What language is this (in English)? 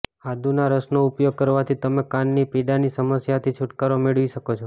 Gujarati